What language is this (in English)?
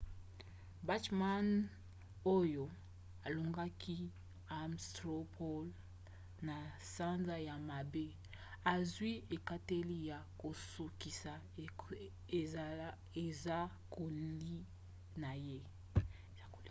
Lingala